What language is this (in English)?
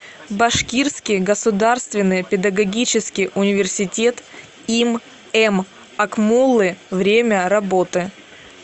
Russian